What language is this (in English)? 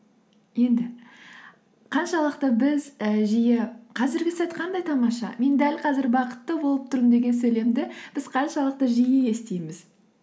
Kazakh